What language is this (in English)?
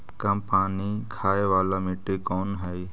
Magahi